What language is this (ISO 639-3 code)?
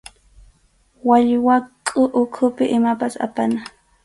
qxu